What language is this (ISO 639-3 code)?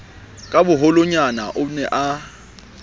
sot